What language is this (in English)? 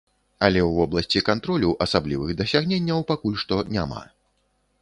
Belarusian